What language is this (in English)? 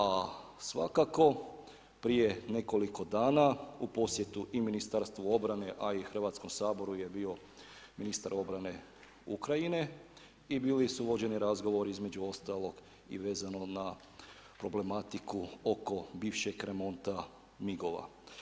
Croatian